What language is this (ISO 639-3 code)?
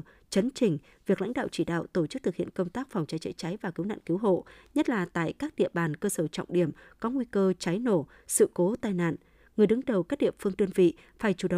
vie